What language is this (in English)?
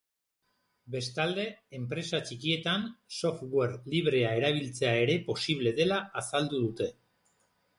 Basque